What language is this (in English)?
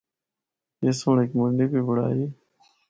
Northern Hindko